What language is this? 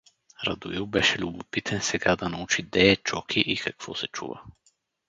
Bulgarian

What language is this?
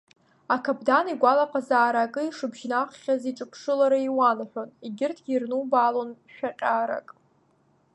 Abkhazian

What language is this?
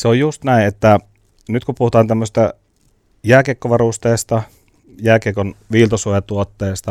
Finnish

